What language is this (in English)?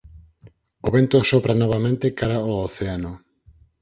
Galician